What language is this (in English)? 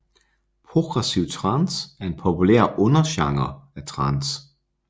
Danish